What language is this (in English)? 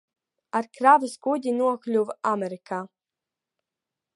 Latvian